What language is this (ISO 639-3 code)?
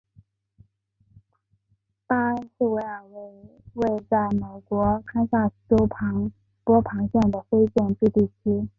zho